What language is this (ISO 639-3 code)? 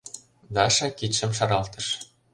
chm